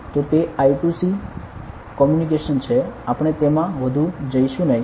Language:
Gujarati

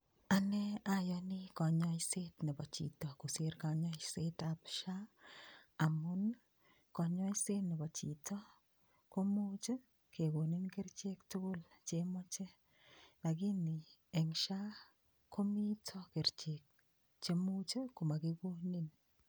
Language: Kalenjin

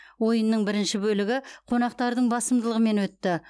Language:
Kazakh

